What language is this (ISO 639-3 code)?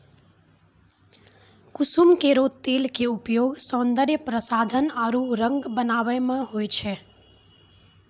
mai